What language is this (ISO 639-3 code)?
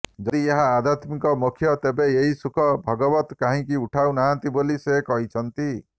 ori